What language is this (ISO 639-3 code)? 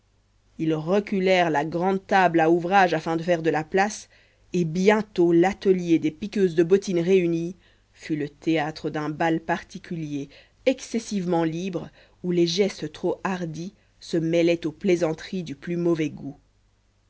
fra